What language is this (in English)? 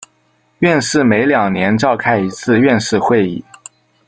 Chinese